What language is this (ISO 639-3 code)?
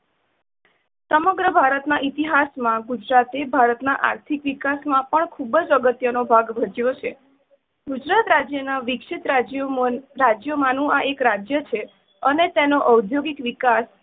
guj